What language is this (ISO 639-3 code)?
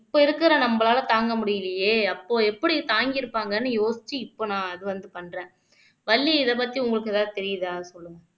tam